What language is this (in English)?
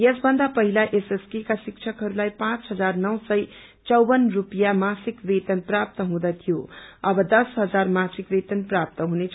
Nepali